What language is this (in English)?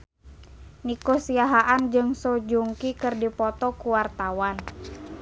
Sundanese